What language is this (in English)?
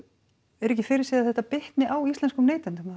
Icelandic